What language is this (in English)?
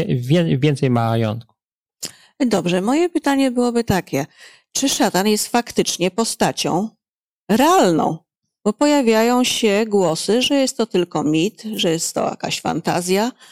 Polish